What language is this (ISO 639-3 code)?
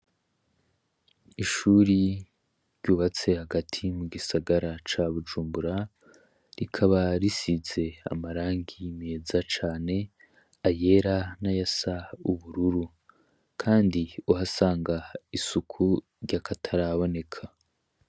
run